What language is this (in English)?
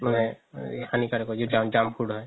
Assamese